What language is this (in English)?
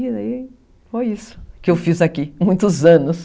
Portuguese